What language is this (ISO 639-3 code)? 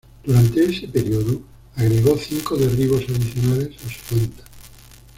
spa